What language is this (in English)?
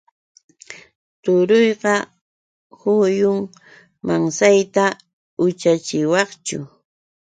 Yauyos Quechua